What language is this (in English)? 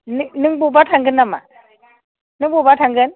Bodo